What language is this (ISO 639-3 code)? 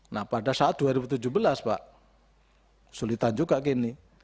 ind